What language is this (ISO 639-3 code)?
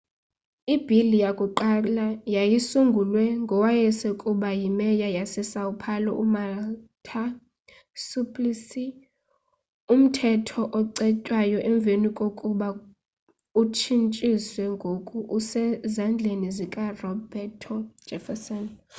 xho